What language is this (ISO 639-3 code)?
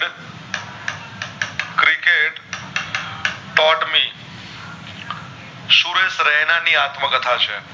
guj